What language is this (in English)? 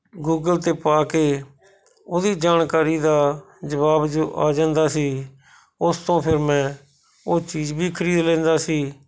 Punjabi